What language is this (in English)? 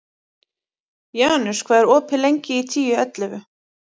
Icelandic